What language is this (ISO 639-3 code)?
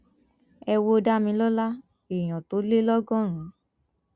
yor